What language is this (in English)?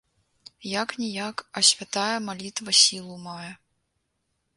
Belarusian